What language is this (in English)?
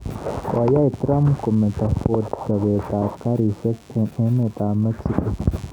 Kalenjin